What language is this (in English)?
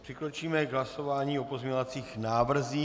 Czech